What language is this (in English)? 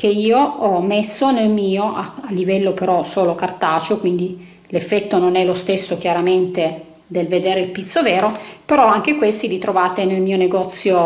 Italian